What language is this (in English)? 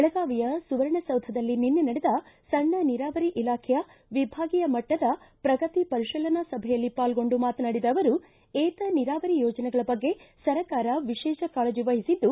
Kannada